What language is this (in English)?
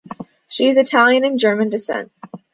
English